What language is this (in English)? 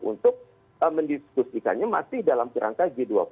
Indonesian